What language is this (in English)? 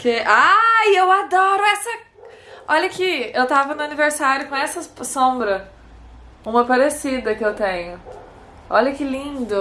Portuguese